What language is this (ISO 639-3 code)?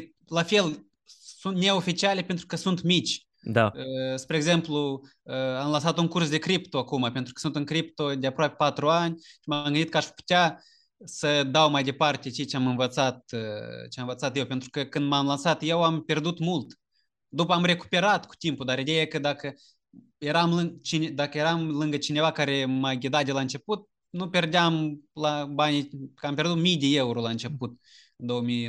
ron